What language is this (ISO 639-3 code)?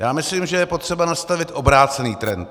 ces